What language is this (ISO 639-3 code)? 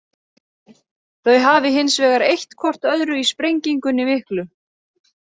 isl